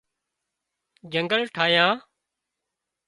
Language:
Wadiyara Koli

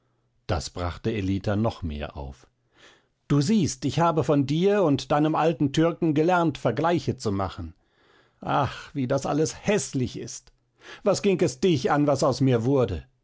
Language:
German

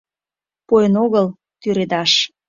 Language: Mari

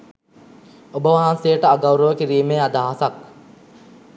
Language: Sinhala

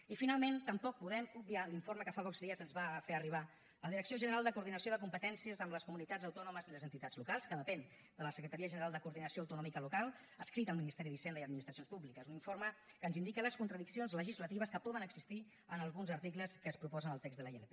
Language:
Catalan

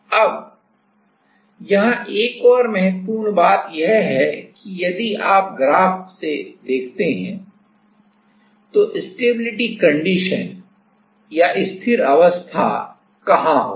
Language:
Hindi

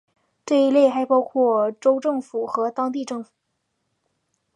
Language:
Chinese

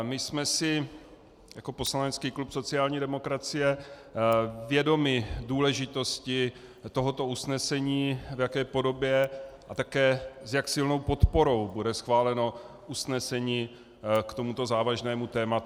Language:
Czech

